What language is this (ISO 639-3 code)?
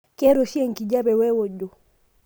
mas